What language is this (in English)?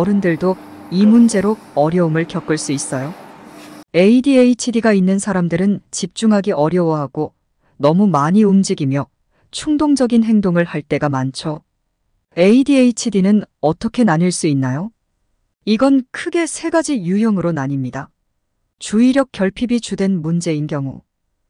Korean